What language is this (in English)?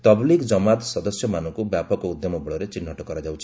Odia